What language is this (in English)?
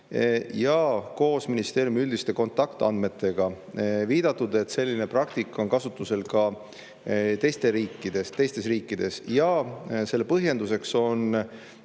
Estonian